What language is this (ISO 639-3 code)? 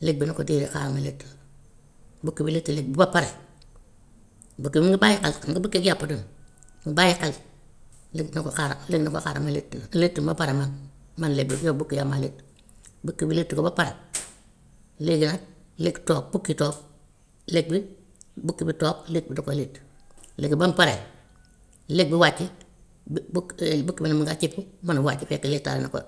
wof